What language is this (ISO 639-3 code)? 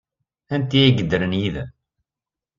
kab